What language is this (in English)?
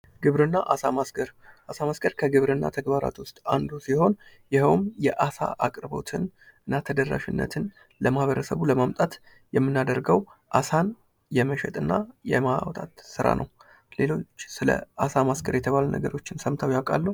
Amharic